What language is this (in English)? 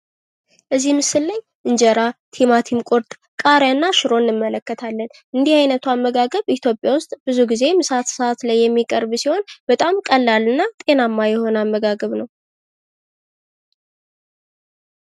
Amharic